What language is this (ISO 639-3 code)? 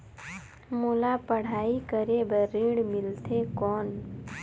hne